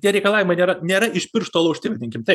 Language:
Lithuanian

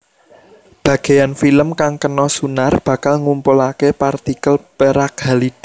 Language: Javanese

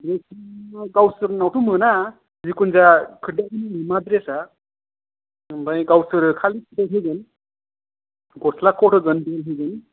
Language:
Bodo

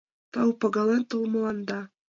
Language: Mari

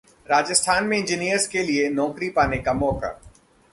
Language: Hindi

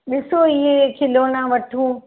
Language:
Sindhi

